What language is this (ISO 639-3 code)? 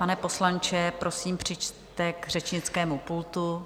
ces